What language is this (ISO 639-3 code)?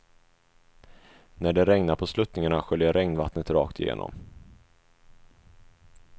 swe